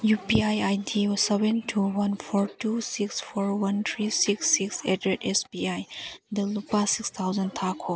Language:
Manipuri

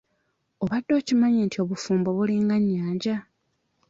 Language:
Ganda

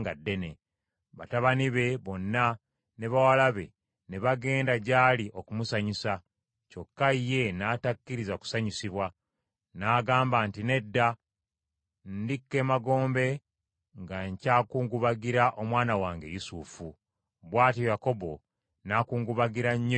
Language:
Ganda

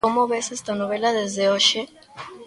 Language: Galician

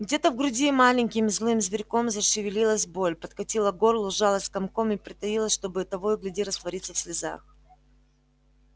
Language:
Russian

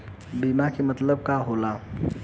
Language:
Bhojpuri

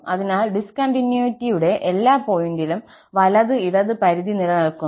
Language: Malayalam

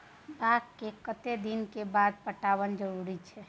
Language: Maithili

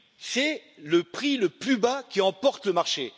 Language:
French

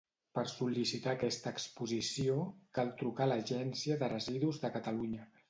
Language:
Catalan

